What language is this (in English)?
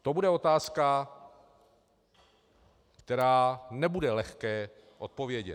Czech